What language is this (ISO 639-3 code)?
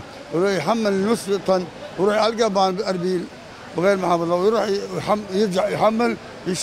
ara